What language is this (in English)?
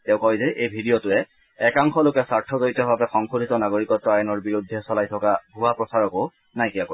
Assamese